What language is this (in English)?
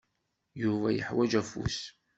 Kabyle